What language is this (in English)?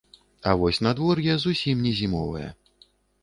Belarusian